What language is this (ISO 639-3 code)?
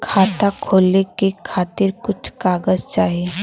bho